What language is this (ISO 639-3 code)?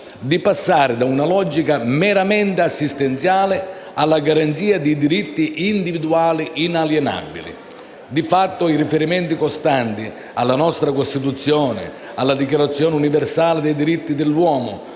ita